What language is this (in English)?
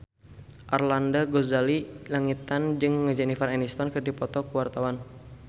Sundanese